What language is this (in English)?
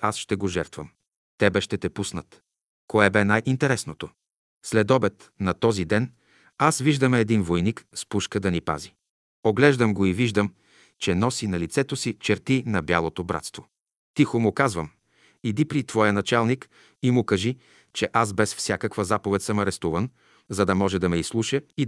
Bulgarian